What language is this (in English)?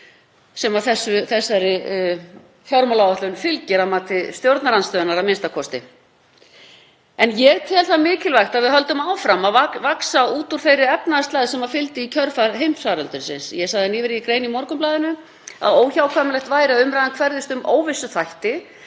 Icelandic